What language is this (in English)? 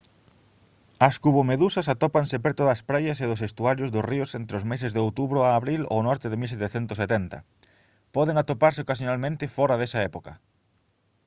Galician